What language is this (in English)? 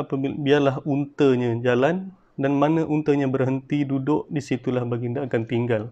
Malay